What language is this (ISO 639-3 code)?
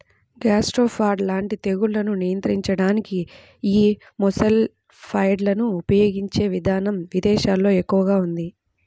tel